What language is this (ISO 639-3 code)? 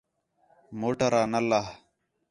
xhe